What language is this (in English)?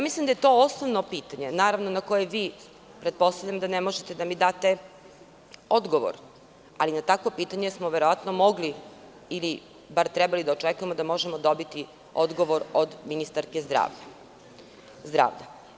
Serbian